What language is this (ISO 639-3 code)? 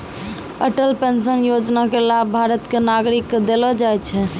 mai